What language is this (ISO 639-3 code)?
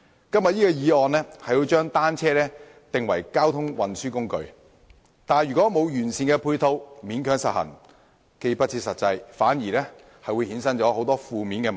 yue